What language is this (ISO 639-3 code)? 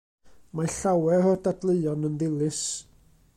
cym